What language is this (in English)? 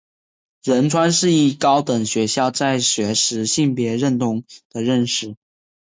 Chinese